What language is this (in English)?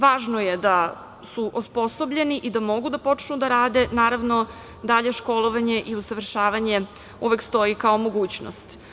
Serbian